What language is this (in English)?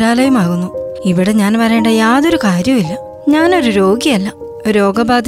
Malayalam